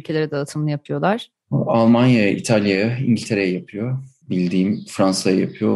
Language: Turkish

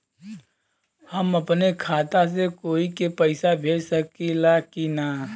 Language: Bhojpuri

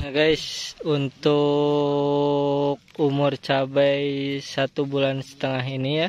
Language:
Indonesian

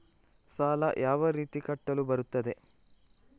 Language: Kannada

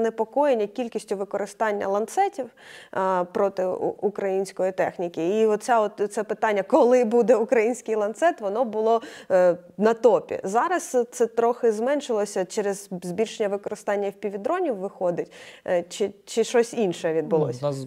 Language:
Ukrainian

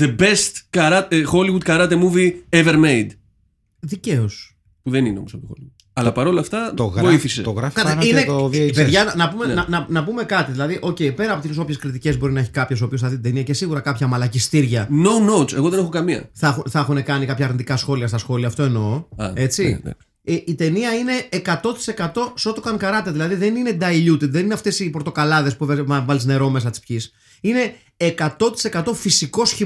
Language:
Greek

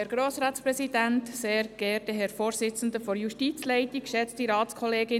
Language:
Swiss German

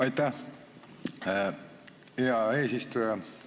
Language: Estonian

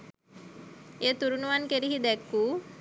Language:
Sinhala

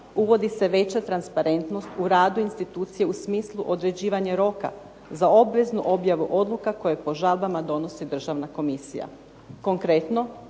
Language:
Croatian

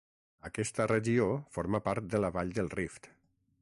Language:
Catalan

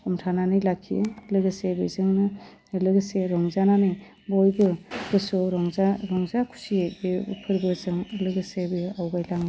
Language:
Bodo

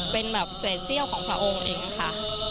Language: Thai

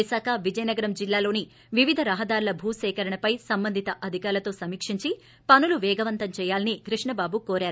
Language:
Telugu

